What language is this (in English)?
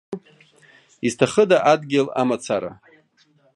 Abkhazian